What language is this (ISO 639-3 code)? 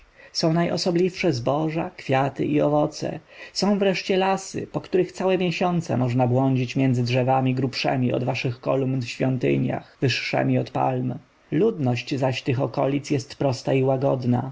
pol